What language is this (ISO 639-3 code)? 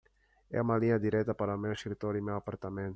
por